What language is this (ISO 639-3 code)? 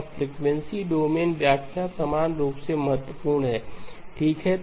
hin